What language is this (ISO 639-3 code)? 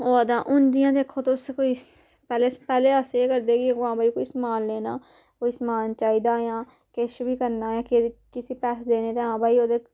doi